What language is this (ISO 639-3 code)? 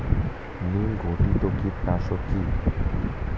ben